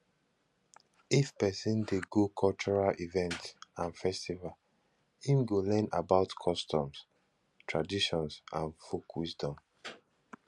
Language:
Nigerian Pidgin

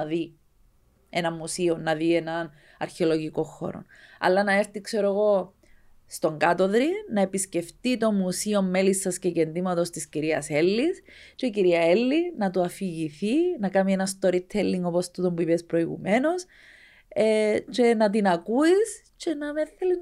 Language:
Greek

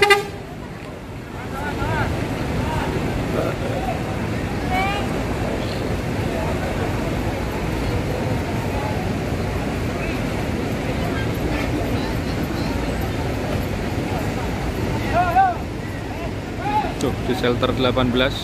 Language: Indonesian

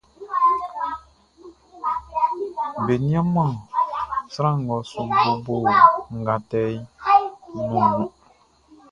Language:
Baoulé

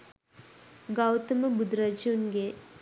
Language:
Sinhala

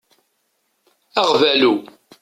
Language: Kabyle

